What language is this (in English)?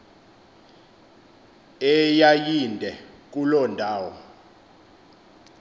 Xhosa